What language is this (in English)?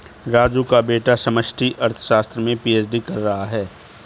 Hindi